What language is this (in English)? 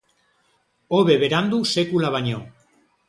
Basque